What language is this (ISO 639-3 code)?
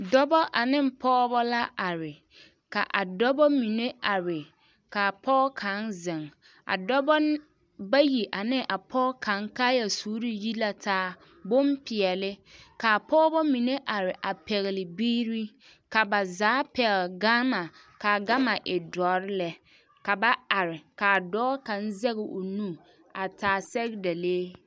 dga